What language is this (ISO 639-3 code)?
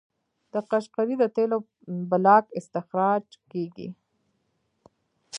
pus